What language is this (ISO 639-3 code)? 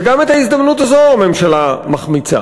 heb